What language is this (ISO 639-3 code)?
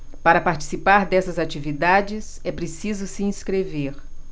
por